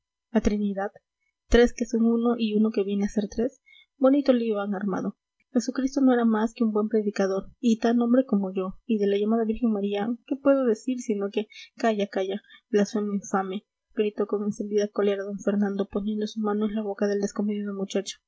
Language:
Spanish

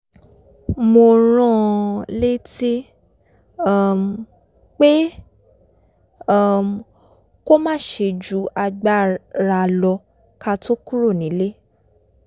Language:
Yoruba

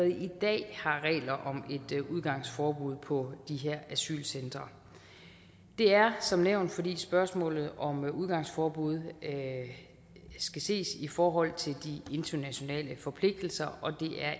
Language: Danish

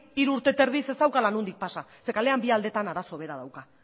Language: Basque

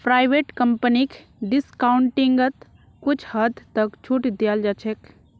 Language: Magahi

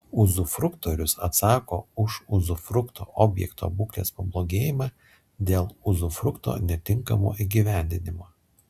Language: Lithuanian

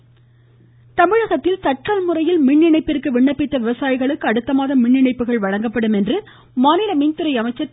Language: Tamil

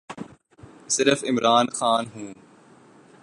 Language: Urdu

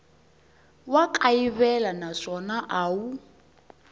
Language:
Tsonga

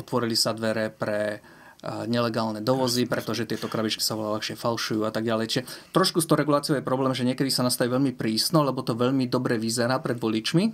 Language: Slovak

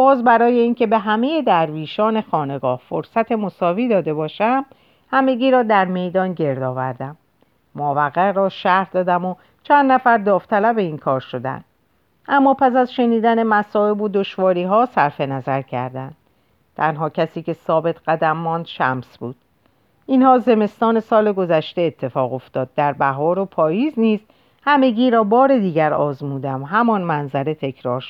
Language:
Persian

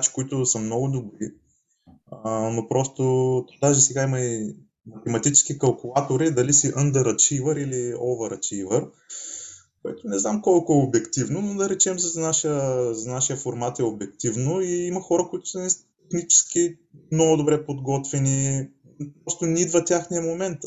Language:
Bulgarian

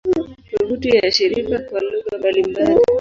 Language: Swahili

